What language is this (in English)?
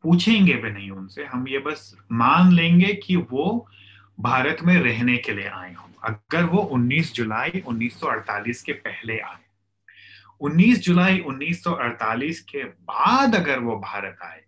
Hindi